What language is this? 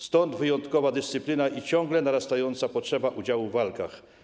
Polish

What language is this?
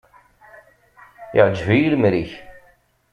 Kabyle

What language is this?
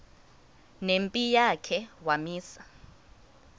Xhosa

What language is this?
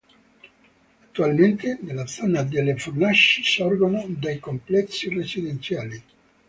Italian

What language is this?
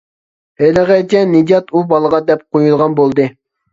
Uyghur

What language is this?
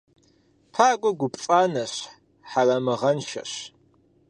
Kabardian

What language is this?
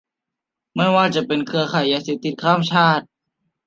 Thai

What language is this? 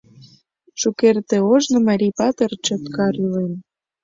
Mari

